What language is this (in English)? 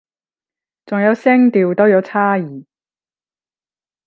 Cantonese